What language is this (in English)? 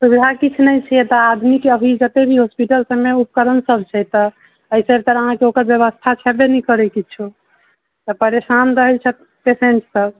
Maithili